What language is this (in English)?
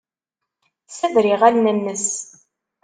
Kabyle